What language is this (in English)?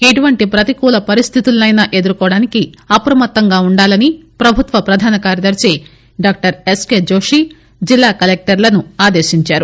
Telugu